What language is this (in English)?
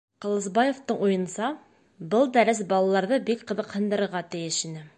Bashkir